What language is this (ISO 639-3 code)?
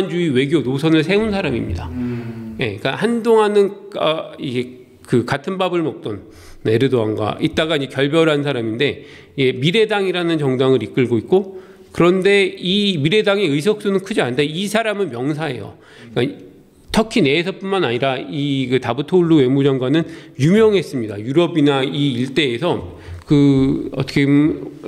kor